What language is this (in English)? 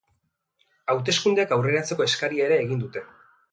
Basque